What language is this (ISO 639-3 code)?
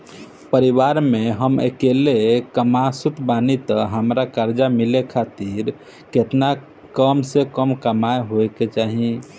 bho